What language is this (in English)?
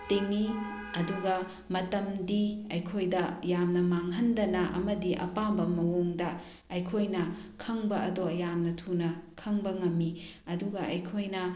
Manipuri